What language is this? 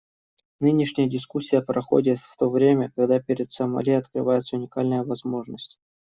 Russian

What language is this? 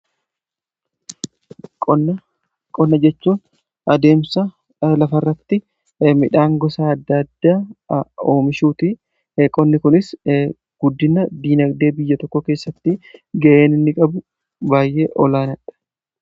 Oromo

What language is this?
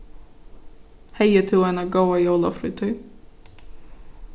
Faroese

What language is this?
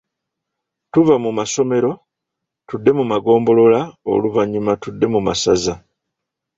Ganda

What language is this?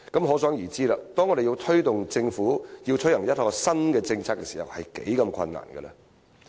Cantonese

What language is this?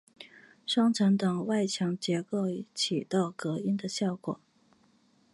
Chinese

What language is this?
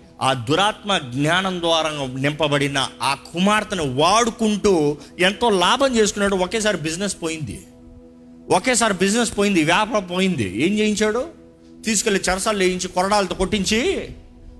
Telugu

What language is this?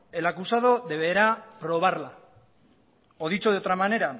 Spanish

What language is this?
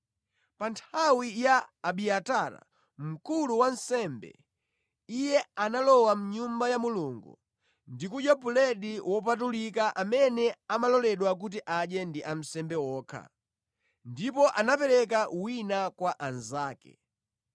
Nyanja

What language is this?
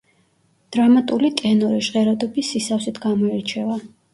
Georgian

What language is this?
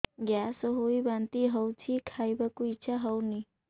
Odia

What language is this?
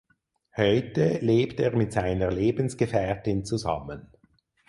German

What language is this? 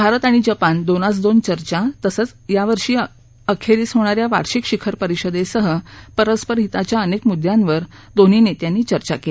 Marathi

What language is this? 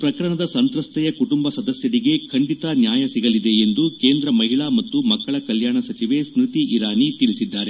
Kannada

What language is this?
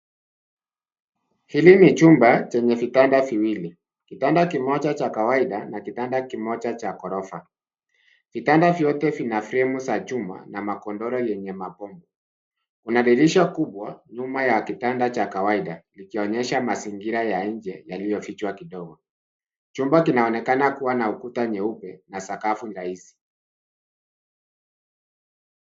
Swahili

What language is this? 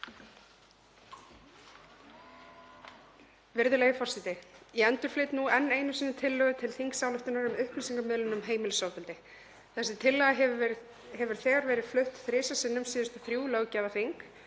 Icelandic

